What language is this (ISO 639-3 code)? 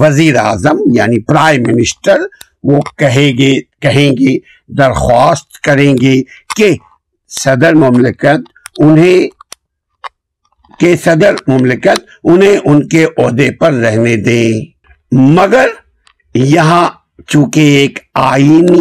urd